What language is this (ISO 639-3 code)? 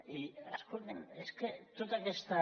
cat